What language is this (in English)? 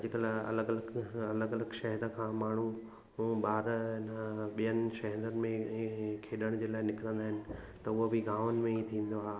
Sindhi